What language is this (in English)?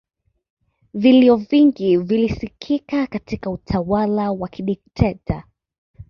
Swahili